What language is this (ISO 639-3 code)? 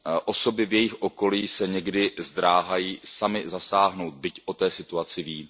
ces